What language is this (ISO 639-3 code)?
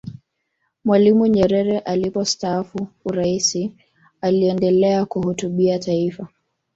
swa